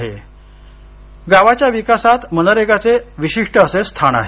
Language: Marathi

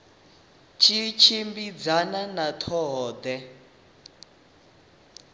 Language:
Venda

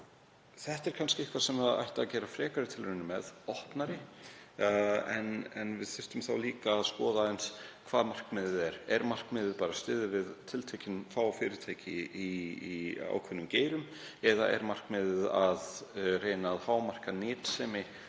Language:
Icelandic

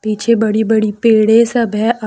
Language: Hindi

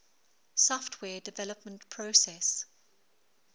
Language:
English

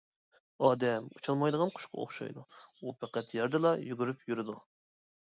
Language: Uyghur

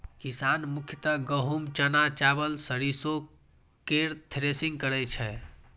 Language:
Maithili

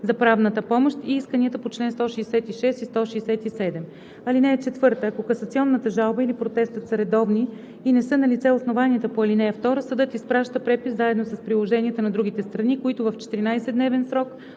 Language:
Bulgarian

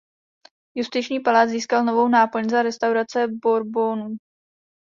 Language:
Czech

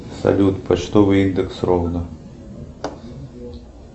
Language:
Russian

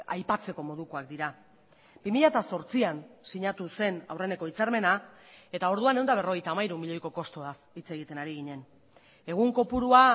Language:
Basque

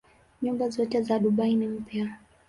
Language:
Swahili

